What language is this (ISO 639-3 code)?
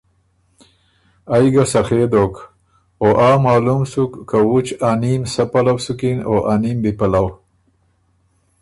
oru